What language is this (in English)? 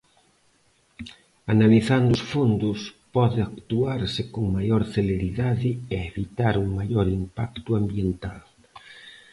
Galician